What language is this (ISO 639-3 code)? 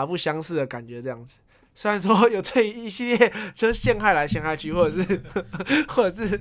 zho